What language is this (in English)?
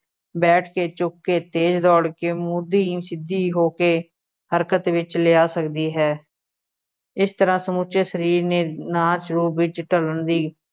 Punjabi